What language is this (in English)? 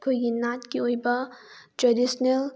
Manipuri